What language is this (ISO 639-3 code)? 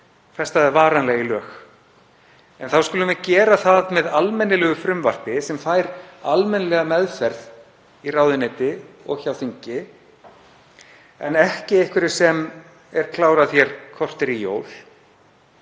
isl